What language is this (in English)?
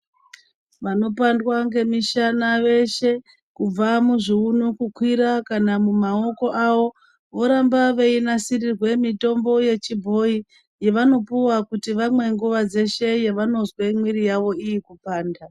Ndau